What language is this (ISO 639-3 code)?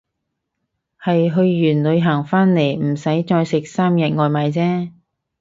yue